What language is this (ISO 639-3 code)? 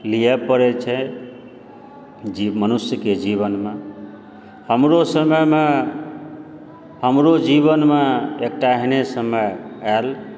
mai